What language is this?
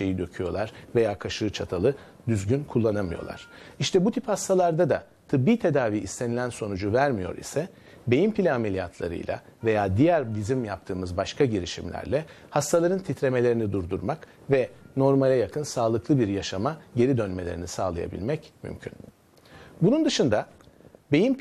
Turkish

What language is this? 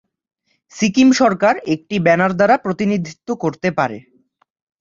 Bangla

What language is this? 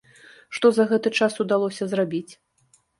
Belarusian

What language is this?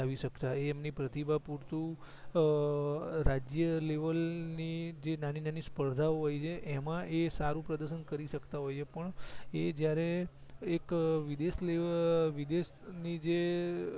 Gujarati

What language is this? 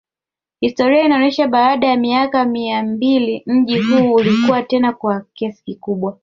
Swahili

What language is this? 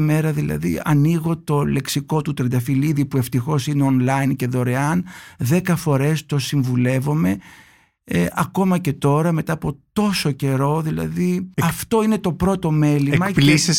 Greek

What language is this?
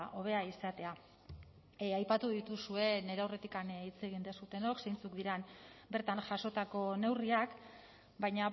Basque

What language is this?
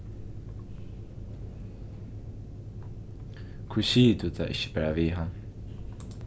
Faroese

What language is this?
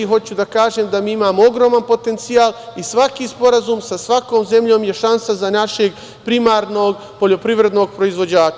Serbian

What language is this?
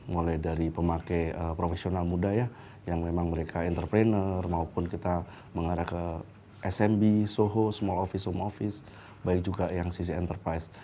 Indonesian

